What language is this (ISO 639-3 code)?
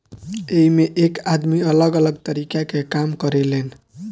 bho